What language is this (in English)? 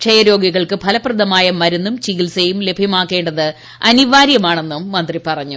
Malayalam